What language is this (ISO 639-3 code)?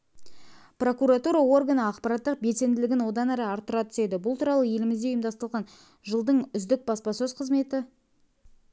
kaz